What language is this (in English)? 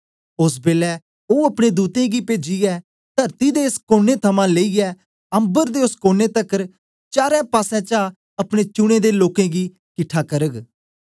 Dogri